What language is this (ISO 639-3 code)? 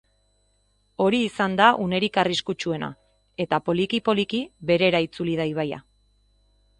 eus